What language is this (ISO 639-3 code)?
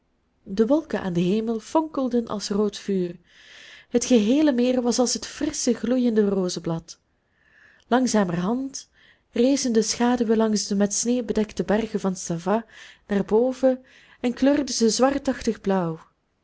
nld